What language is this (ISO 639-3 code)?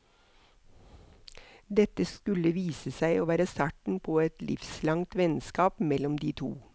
nor